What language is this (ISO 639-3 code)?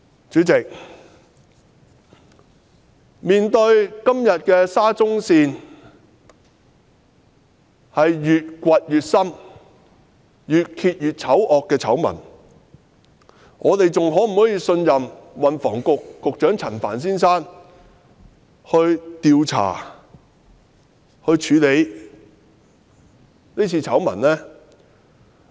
yue